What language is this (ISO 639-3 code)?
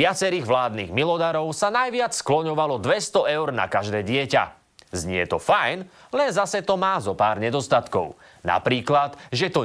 slk